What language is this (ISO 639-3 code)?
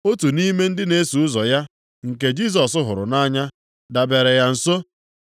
ibo